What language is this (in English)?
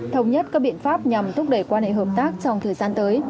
Vietnamese